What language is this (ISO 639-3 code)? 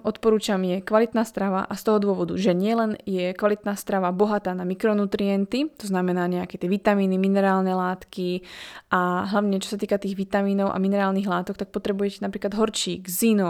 slk